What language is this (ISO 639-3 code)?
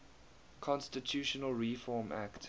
eng